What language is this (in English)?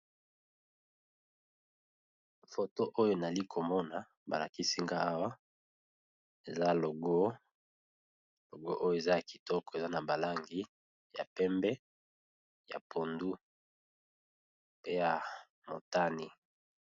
Lingala